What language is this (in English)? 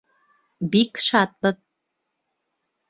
Bashkir